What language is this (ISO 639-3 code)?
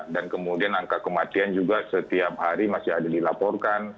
ind